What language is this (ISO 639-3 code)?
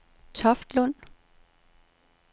dan